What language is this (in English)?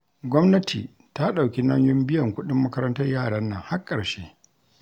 Hausa